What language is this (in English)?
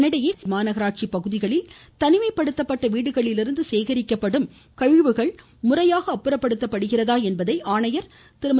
Tamil